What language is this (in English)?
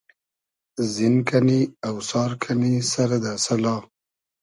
Hazaragi